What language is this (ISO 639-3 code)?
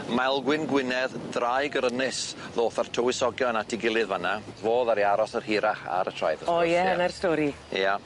cym